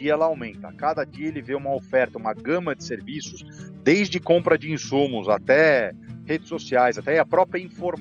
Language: Portuguese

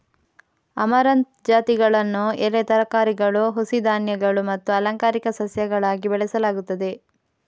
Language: Kannada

